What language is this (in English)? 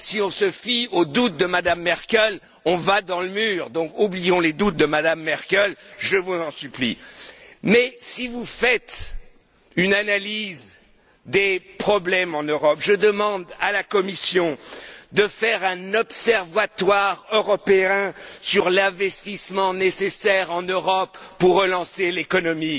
French